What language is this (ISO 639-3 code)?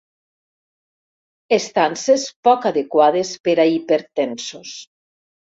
cat